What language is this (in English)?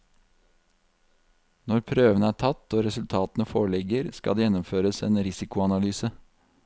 Norwegian